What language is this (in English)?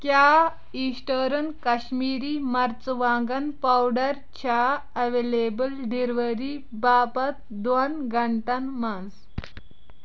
Kashmiri